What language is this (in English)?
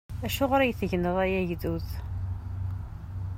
Kabyle